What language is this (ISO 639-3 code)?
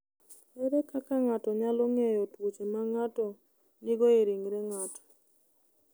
luo